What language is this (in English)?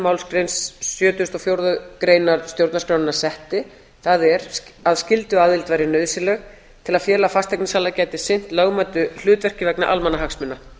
Icelandic